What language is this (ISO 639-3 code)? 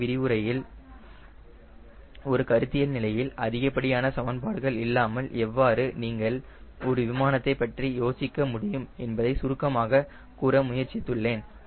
tam